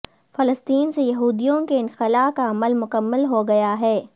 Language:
Urdu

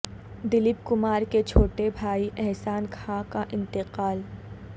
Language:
Urdu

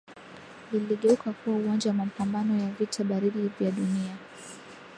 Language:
Swahili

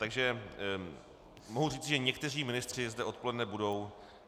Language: Czech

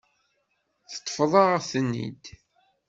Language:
Kabyle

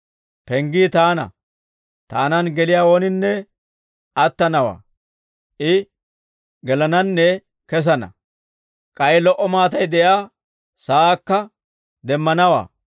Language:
Dawro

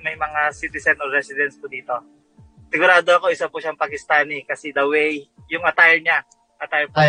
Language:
Filipino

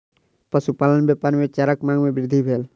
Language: Maithili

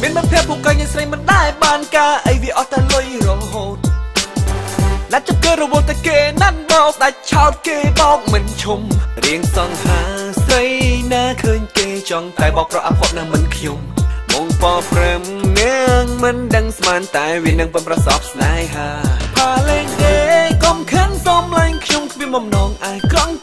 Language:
Dutch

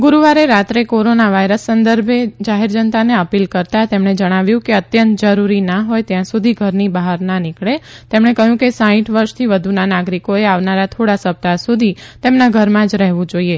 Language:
Gujarati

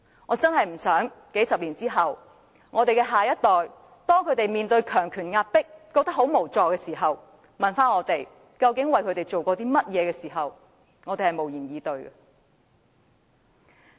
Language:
Cantonese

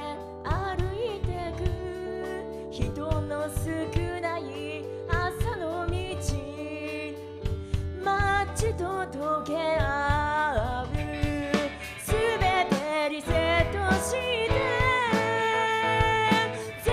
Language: Korean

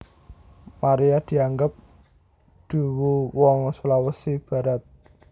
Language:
Javanese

